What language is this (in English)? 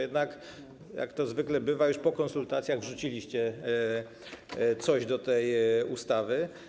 Polish